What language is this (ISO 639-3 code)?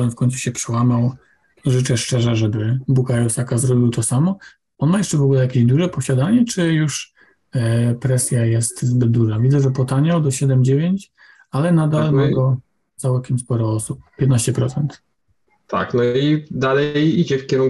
pol